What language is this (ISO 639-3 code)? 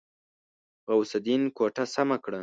pus